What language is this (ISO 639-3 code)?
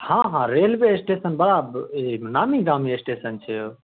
mai